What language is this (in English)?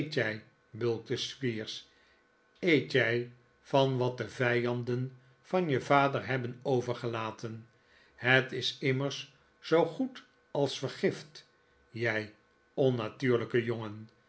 Dutch